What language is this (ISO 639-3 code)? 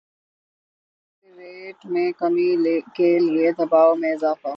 urd